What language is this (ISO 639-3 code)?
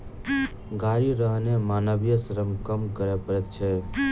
mai